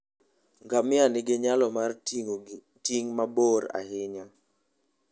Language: Luo (Kenya and Tanzania)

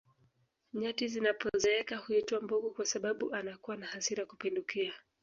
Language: Swahili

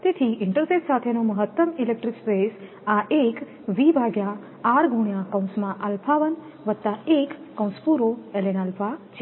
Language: Gujarati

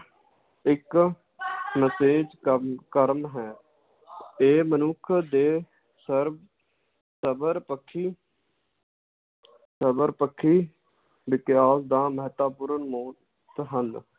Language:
Punjabi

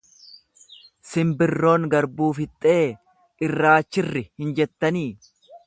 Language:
Oromo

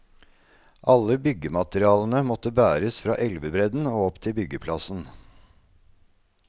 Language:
Norwegian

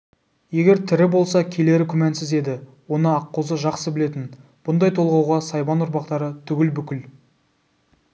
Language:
Kazakh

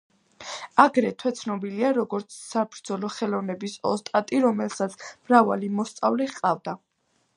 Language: Georgian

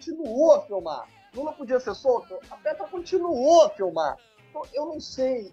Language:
Portuguese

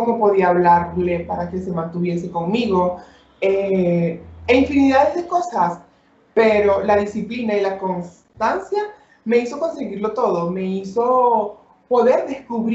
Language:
Spanish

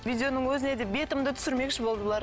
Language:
Kazakh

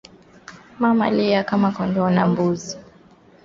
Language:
Swahili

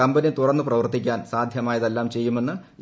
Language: Malayalam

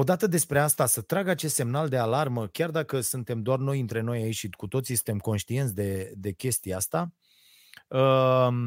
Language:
Romanian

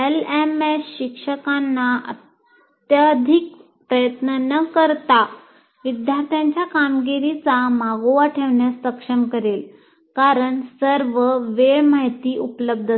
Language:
Marathi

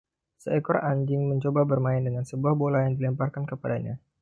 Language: Indonesian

